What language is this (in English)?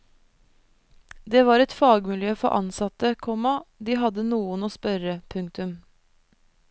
Norwegian